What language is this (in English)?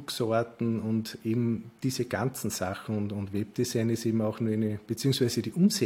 German